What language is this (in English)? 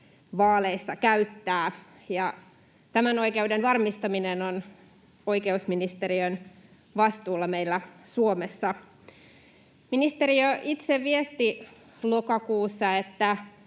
Finnish